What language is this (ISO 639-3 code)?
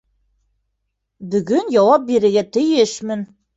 bak